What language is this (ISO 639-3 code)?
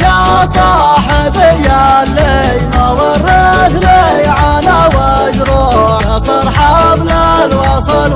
ara